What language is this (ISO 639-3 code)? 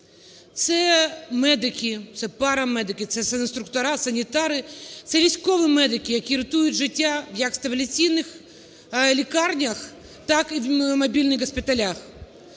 ukr